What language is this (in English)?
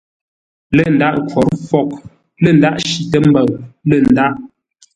Ngombale